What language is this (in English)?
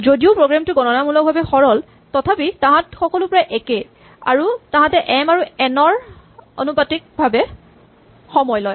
Assamese